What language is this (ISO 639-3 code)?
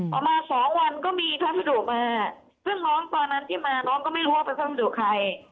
tha